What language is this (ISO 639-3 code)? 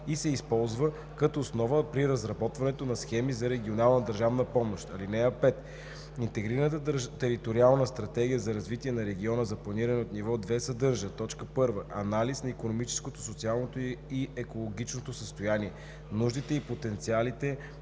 bul